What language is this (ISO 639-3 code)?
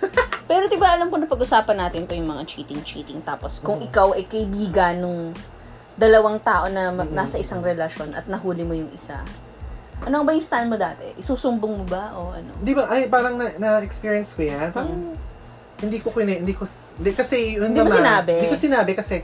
fil